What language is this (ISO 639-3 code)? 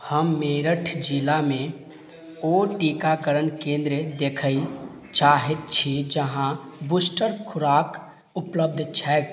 mai